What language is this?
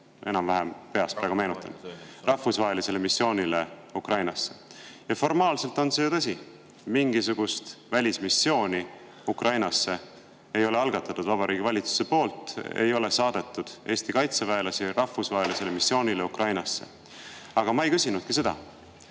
Estonian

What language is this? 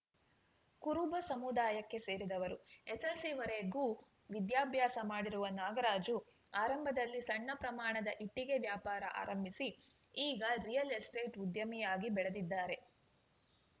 Kannada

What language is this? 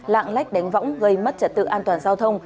Vietnamese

